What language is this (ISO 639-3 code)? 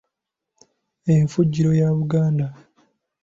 lug